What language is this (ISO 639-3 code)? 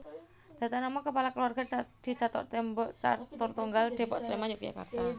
jav